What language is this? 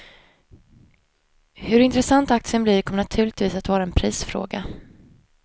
Swedish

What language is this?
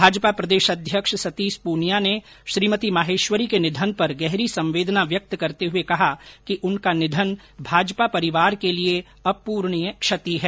Hindi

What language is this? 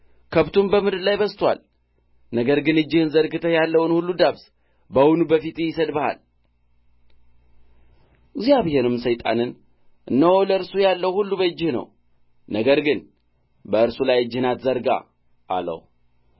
Amharic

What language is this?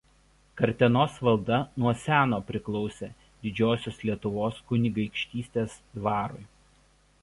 Lithuanian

